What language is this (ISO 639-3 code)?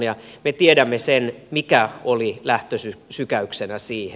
fin